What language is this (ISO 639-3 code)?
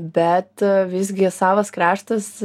lit